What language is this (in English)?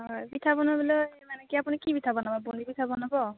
Assamese